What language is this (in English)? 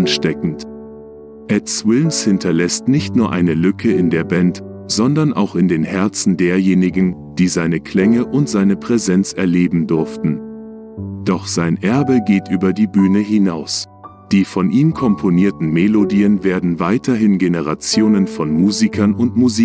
German